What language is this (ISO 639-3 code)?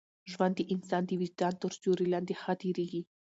pus